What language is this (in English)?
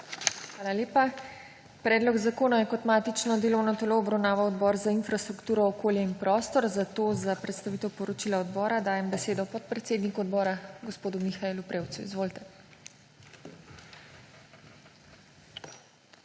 Slovenian